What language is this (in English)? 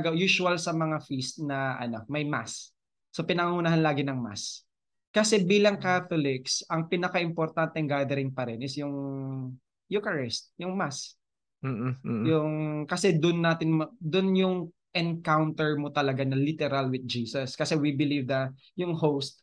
Filipino